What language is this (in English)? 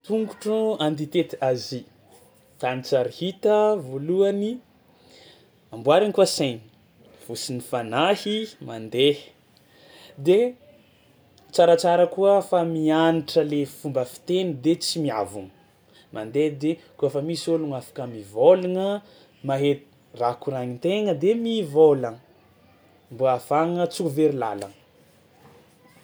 Tsimihety Malagasy